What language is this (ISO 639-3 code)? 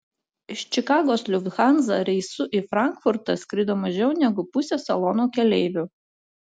lit